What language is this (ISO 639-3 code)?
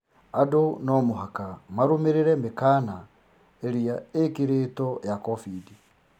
kik